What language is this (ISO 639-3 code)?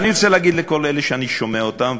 heb